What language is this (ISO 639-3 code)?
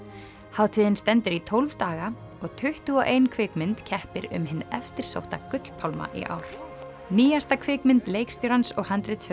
isl